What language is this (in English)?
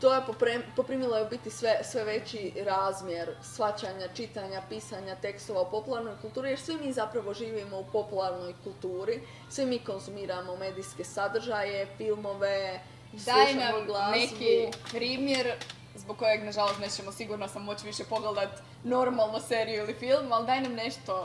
Croatian